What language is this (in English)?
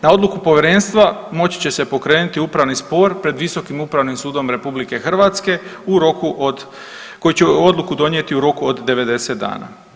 Croatian